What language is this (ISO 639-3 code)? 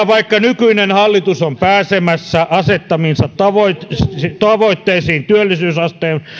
fin